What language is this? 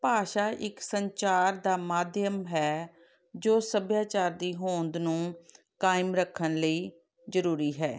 Punjabi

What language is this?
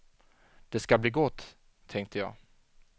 Swedish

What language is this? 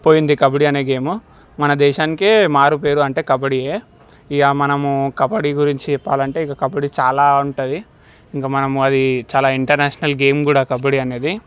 Telugu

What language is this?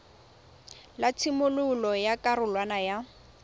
Tswana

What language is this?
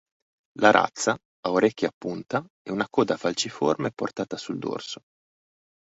Italian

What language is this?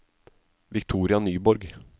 Norwegian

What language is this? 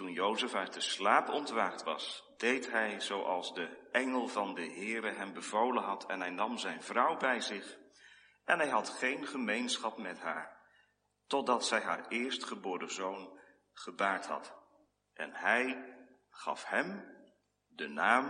Dutch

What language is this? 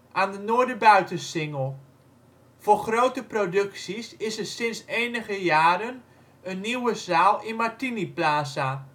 Dutch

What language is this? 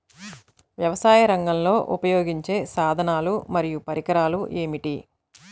Telugu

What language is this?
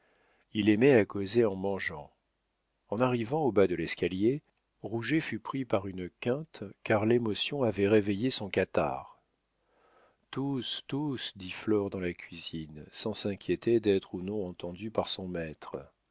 French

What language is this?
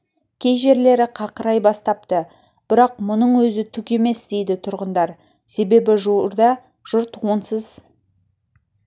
Kazakh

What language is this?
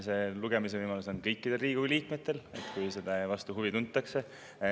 Estonian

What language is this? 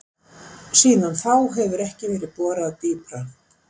Icelandic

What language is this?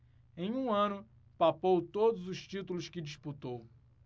Portuguese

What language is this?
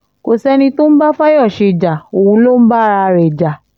Yoruba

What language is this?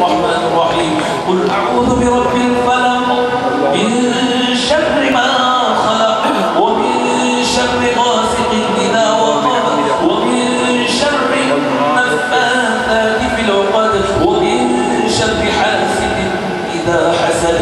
Arabic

